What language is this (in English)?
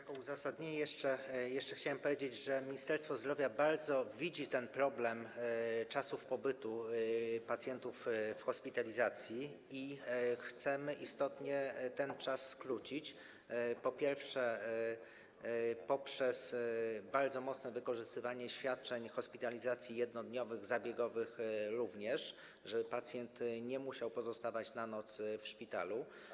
Polish